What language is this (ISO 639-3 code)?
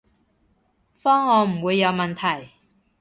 yue